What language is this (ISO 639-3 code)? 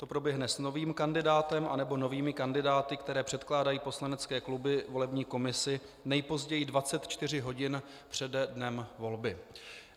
ces